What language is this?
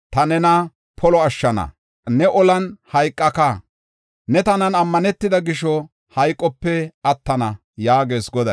Gofa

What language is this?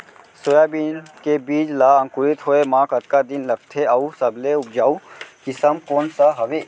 Chhattisgarhi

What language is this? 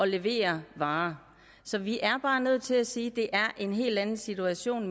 Danish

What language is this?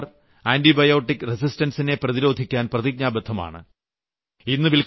Malayalam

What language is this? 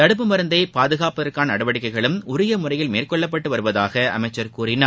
Tamil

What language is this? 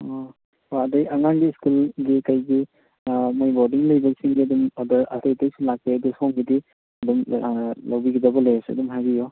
Manipuri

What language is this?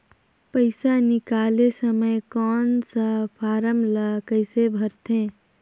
Chhattisgarhi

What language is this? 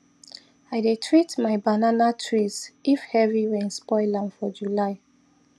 Nigerian Pidgin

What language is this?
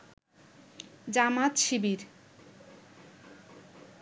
Bangla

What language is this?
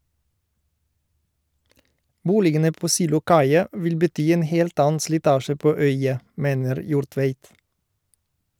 Norwegian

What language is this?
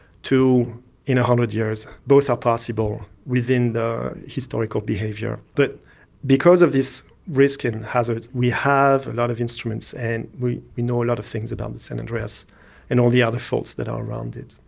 English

